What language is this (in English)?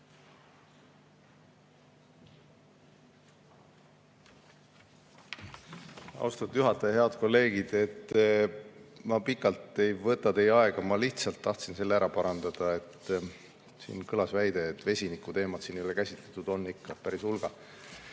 Estonian